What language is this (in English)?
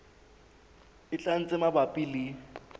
Southern Sotho